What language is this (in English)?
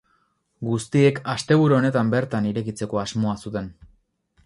Basque